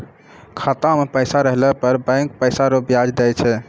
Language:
Maithili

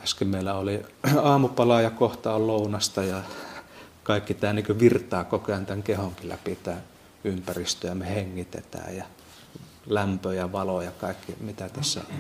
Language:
Finnish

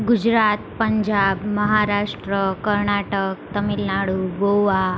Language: Gujarati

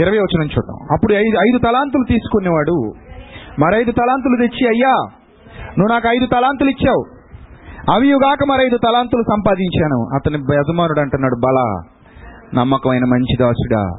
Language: Telugu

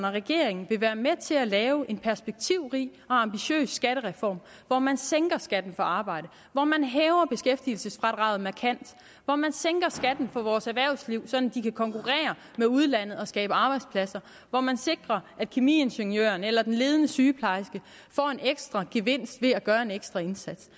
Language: Danish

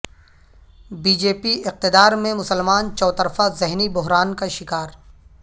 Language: Urdu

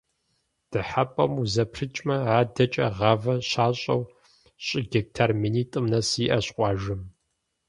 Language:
Kabardian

